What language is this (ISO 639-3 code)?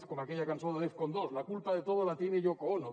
cat